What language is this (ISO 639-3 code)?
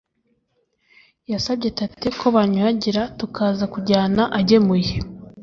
kin